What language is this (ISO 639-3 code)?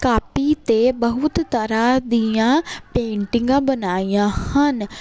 pan